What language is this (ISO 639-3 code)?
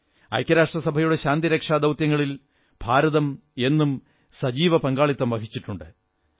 mal